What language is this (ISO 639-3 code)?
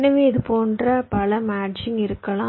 tam